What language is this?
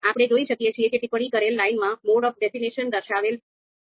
Gujarati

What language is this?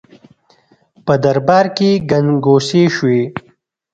Pashto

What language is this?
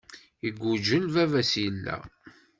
Kabyle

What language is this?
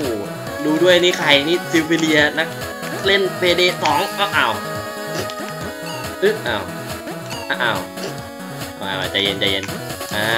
Thai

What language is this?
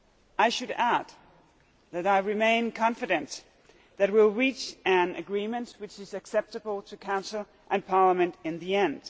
English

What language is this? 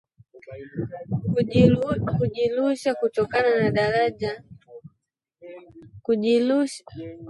Swahili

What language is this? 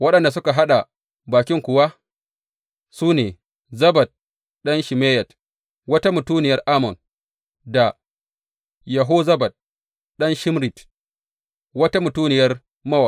Hausa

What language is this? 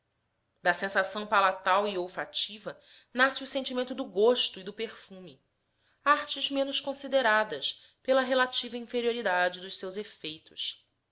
Portuguese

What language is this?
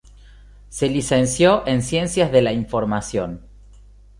Spanish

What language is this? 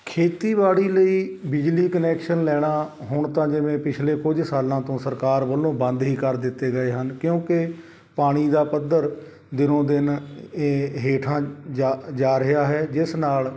Punjabi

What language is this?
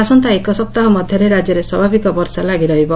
Odia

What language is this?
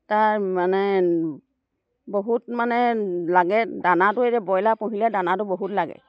Assamese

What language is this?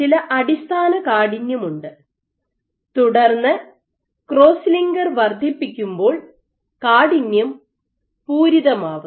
Malayalam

